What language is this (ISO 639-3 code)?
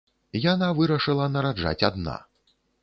bel